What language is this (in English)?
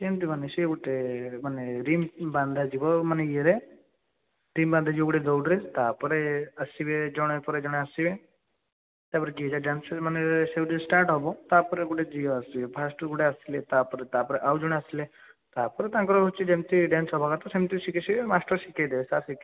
Odia